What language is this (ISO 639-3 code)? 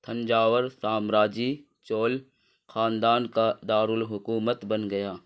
urd